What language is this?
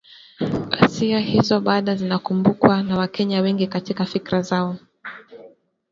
Swahili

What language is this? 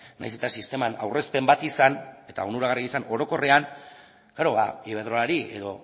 Basque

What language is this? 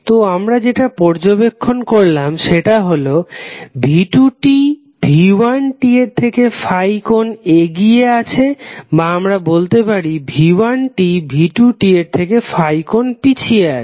Bangla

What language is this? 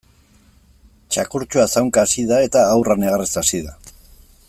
Basque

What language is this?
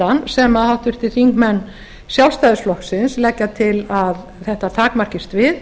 Icelandic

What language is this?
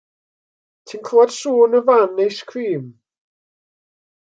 Welsh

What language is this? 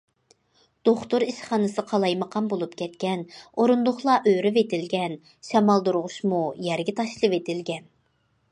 Uyghur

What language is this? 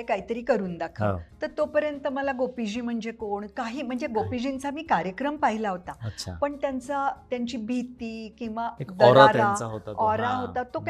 Marathi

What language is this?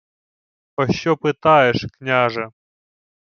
Ukrainian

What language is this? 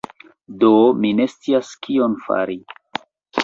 Esperanto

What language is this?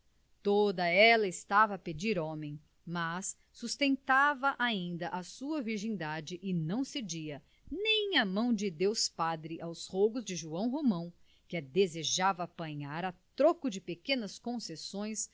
Portuguese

